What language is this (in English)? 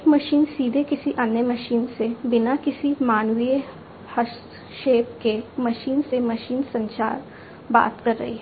Hindi